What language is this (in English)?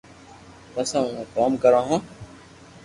Loarki